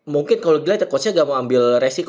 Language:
Indonesian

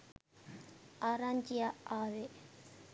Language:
Sinhala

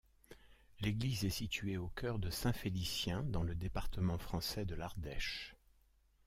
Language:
French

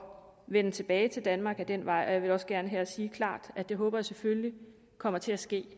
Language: Danish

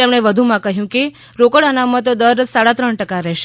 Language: Gujarati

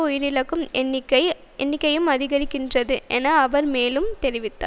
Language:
Tamil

